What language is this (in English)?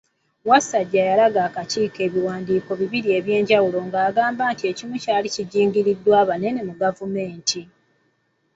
Ganda